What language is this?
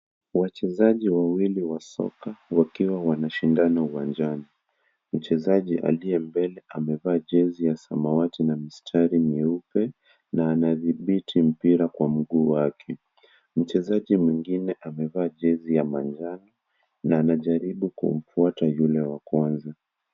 Swahili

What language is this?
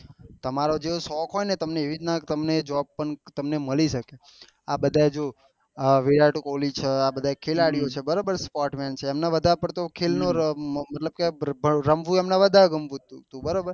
Gujarati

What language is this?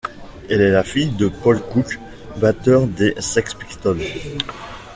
French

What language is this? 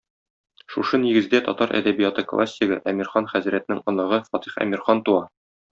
Tatar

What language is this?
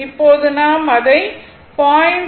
Tamil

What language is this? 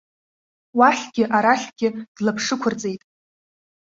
Abkhazian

